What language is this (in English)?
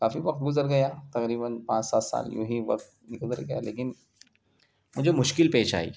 Urdu